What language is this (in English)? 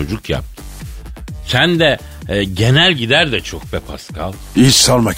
Turkish